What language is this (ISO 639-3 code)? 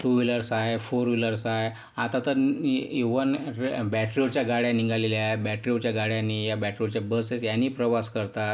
mar